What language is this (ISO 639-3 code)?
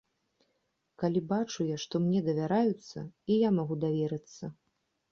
bel